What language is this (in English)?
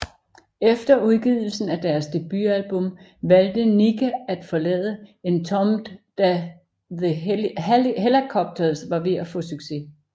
Danish